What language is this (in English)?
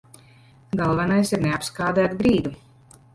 Latvian